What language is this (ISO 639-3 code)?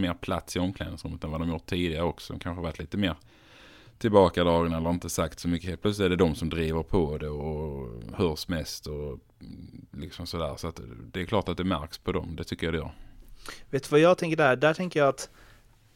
swe